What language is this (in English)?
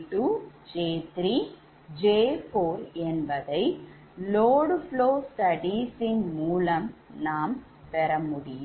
Tamil